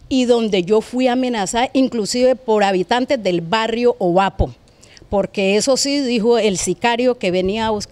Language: Spanish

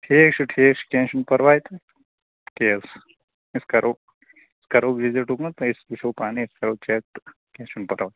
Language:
Kashmiri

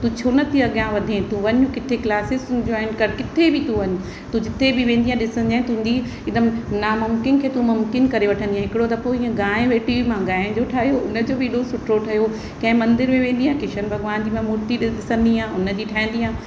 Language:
Sindhi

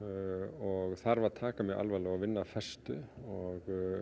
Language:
Icelandic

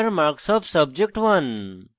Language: Bangla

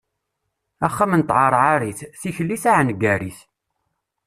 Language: Kabyle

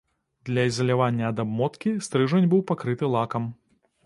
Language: Belarusian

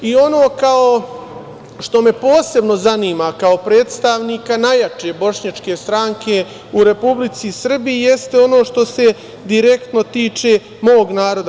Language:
Serbian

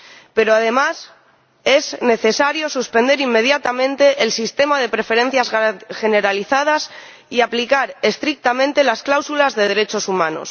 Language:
Spanish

